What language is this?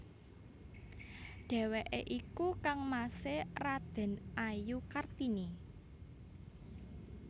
Javanese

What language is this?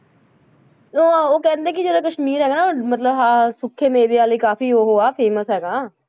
Punjabi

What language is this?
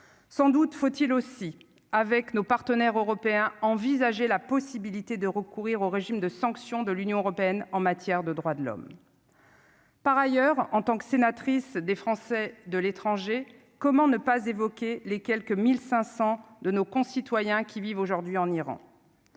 French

